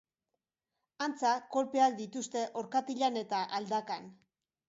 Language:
Basque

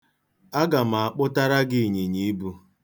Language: Igbo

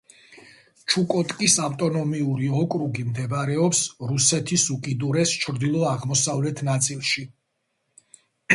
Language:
Georgian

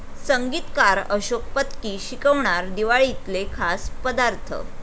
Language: Marathi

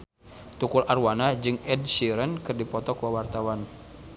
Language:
Sundanese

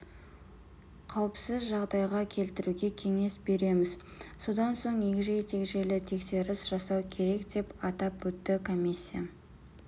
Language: Kazakh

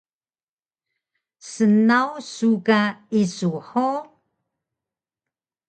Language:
Taroko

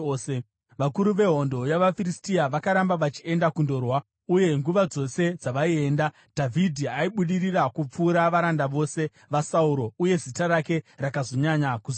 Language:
Shona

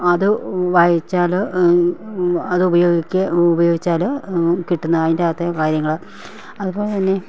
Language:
Malayalam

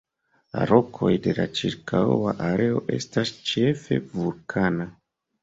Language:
Esperanto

